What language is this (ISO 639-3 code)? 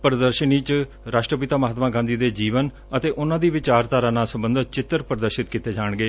pan